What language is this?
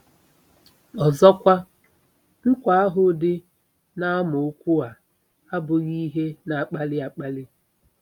Igbo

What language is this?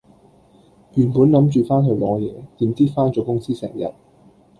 Cantonese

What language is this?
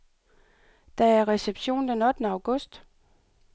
Danish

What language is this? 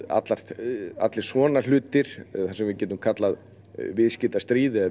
Icelandic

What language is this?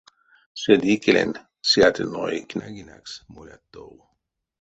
Erzya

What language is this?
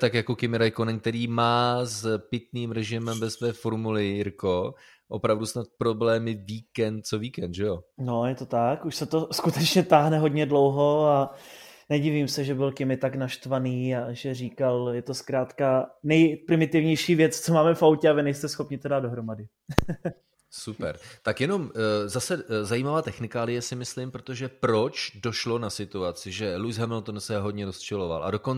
Czech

